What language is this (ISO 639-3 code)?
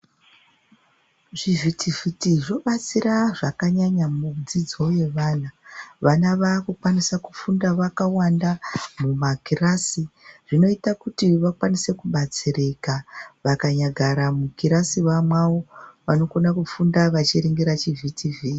ndc